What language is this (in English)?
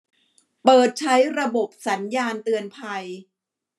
Thai